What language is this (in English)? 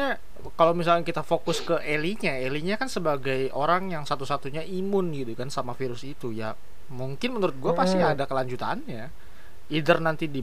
Indonesian